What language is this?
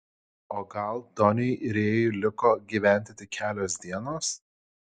Lithuanian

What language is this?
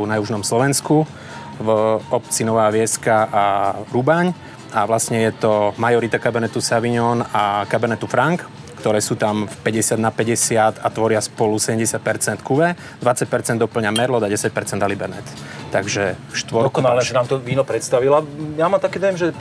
Slovak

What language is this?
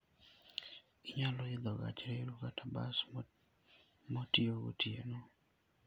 Luo (Kenya and Tanzania)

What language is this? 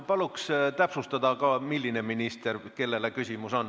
Estonian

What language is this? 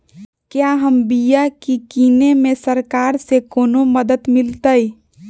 Magahi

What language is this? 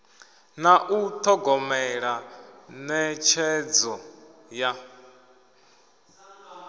Venda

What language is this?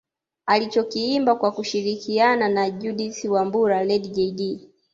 Swahili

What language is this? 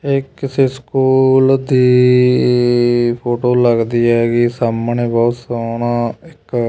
Punjabi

